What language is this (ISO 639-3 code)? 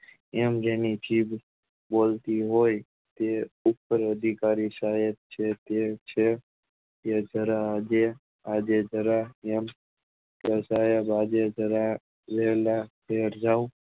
guj